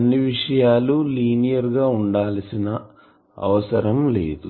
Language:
Telugu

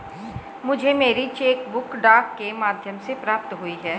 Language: Hindi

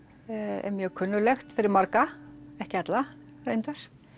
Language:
Icelandic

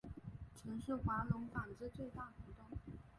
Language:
Chinese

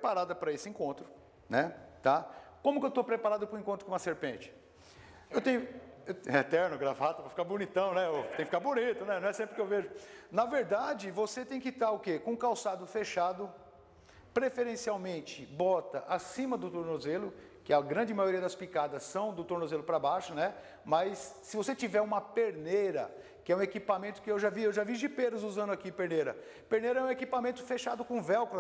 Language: Portuguese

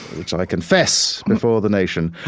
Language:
English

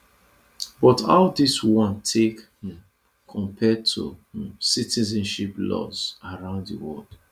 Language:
Nigerian Pidgin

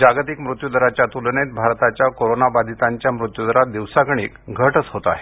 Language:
Marathi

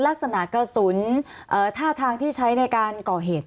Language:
Thai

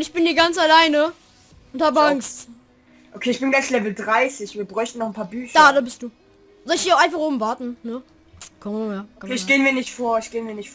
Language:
German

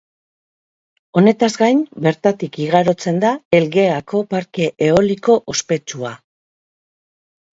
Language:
Basque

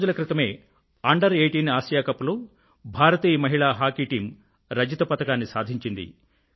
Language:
Telugu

